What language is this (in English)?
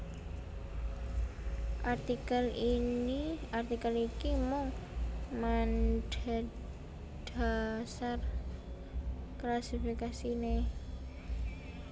Javanese